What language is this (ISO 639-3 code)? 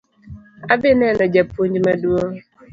luo